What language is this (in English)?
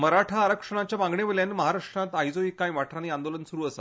Konkani